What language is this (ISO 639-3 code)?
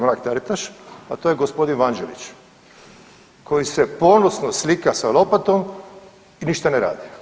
hrv